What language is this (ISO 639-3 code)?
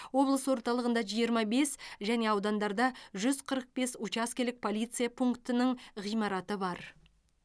kaz